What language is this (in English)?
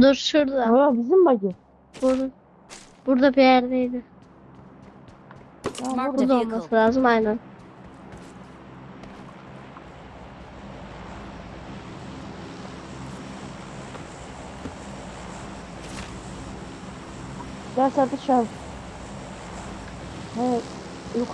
Turkish